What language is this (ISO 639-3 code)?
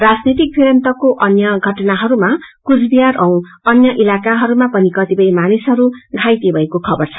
nep